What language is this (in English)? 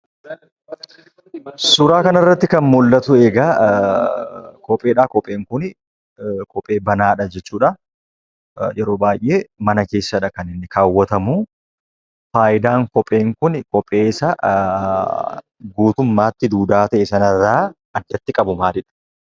Oromo